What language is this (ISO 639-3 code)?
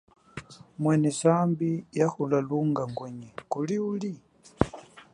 cjk